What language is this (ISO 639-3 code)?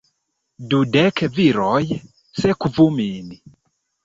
epo